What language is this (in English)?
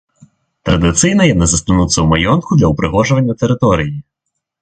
Belarusian